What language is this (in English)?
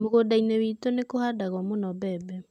Kikuyu